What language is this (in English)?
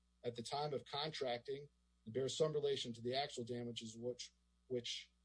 English